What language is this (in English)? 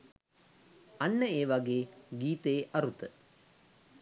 Sinhala